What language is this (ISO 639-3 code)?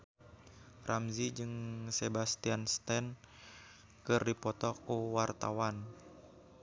sun